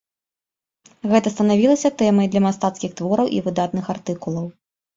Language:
Belarusian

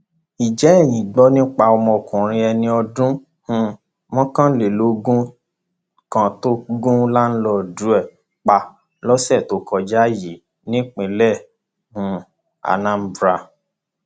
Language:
Yoruba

